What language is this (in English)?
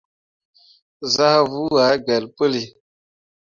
Mundang